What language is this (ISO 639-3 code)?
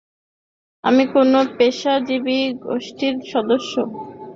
ben